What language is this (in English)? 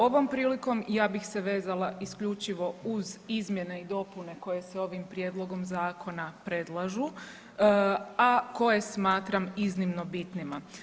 Croatian